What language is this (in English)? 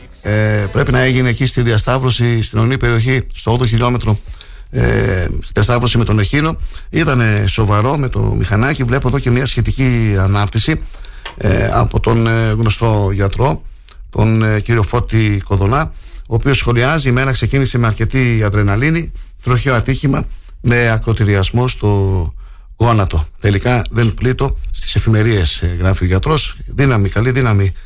Greek